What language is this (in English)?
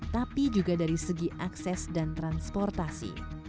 Indonesian